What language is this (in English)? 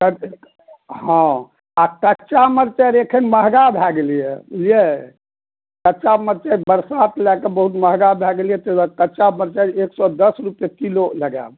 Maithili